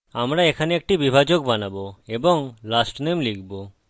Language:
Bangla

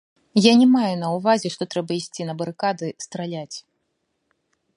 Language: Belarusian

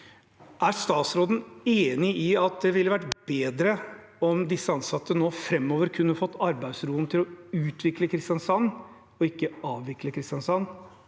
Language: Norwegian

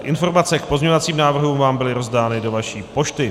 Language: Czech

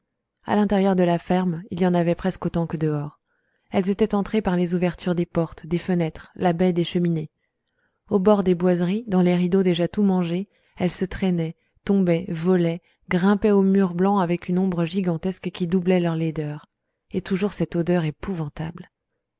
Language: French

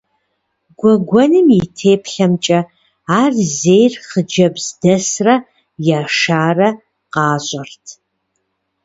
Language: Kabardian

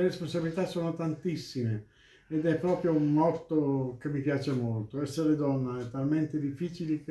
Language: Italian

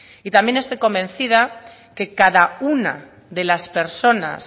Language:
Spanish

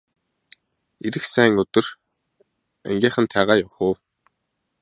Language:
Mongolian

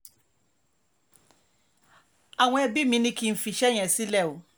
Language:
Yoruba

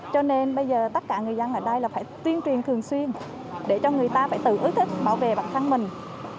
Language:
Vietnamese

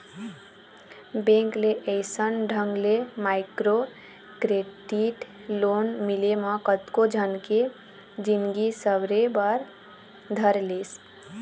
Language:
Chhattisgarhi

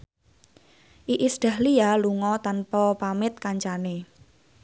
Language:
Javanese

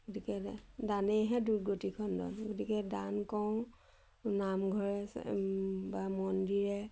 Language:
Assamese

